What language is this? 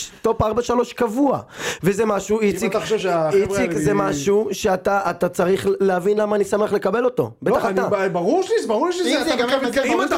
Hebrew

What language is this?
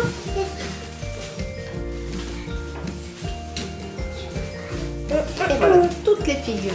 French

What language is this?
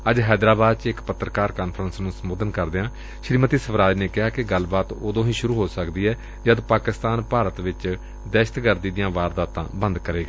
Punjabi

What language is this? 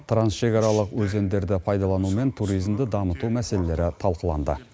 Kazakh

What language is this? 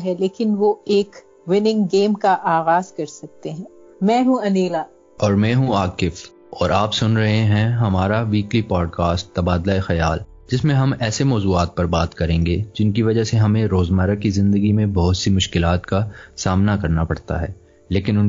Urdu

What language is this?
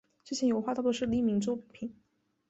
Chinese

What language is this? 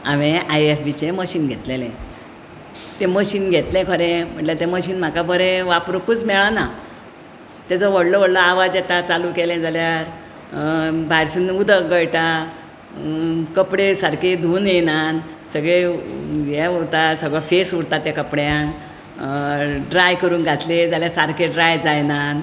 Konkani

